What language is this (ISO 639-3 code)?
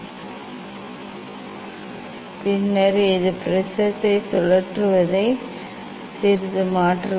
tam